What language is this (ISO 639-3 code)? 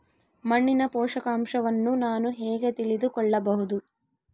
kan